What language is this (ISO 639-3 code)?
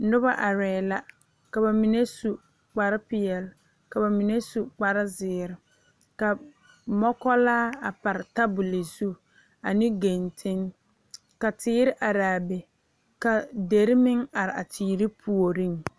dga